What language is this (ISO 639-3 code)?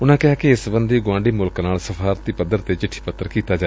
pan